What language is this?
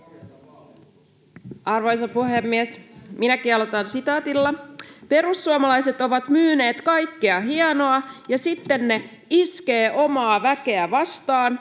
Finnish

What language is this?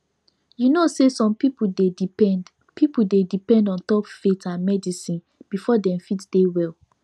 Nigerian Pidgin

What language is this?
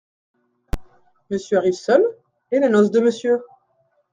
French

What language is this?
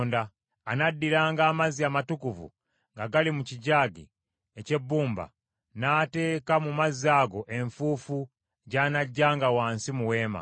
Ganda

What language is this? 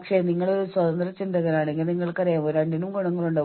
Malayalam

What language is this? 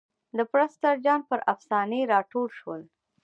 Pashto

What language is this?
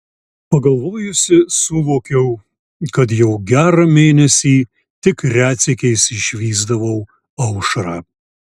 Lithuanian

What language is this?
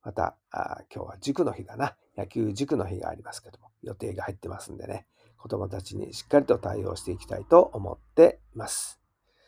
Japanese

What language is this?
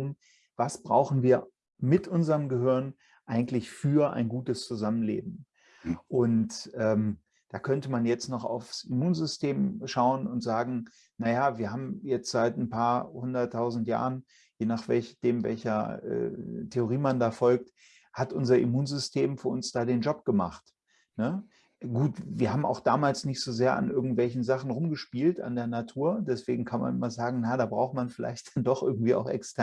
German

